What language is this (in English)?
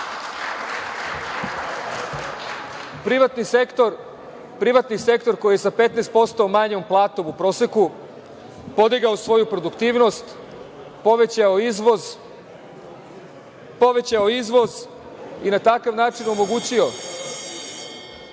Serbian